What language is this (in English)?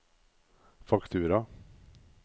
Norwegian